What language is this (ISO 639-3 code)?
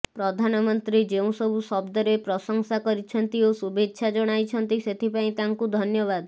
ori